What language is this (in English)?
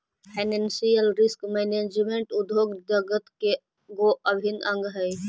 Magahi